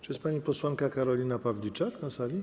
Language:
Polish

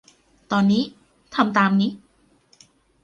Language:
Thai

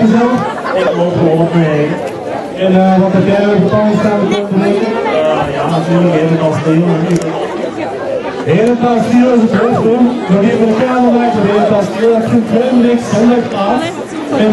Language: Dutch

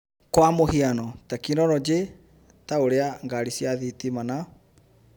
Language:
Kikuyu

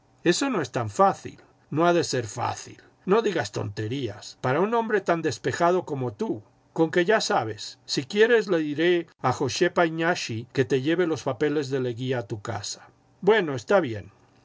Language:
Spanish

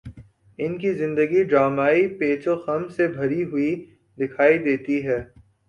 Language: Urdu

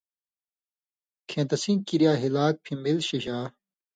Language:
Indus Kohistani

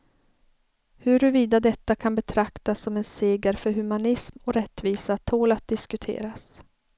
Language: Swedish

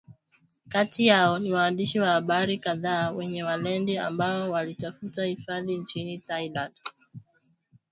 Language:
Swahili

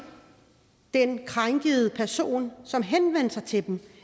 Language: Danish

